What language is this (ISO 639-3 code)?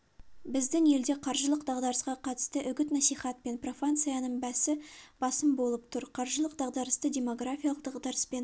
kaz